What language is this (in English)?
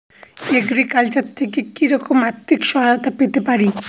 Bangla